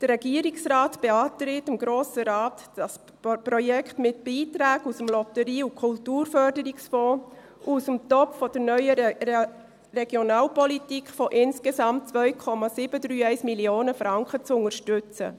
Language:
Swiss German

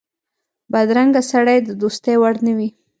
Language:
Pashto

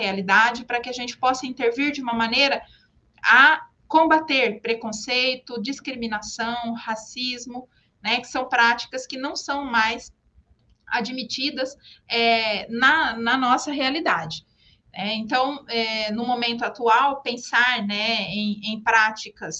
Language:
Portuguese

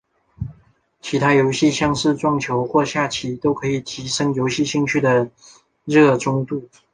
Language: Chinese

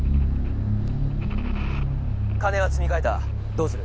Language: Japanese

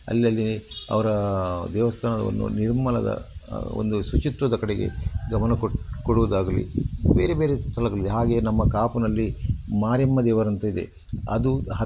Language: Kannada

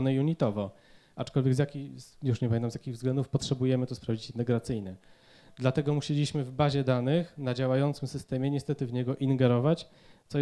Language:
Polish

